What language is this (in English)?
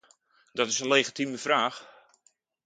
Dutch